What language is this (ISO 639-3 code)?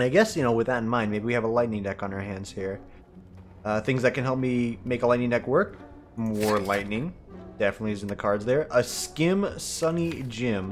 eng